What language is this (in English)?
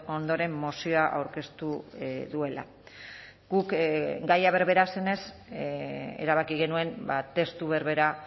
Basque